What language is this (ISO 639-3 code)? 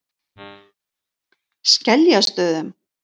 isl